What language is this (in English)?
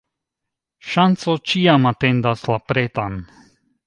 Esperanto